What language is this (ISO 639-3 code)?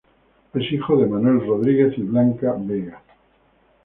spa